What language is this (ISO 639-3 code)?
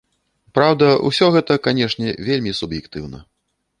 bel